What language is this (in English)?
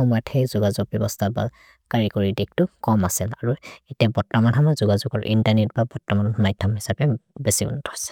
Maria (India)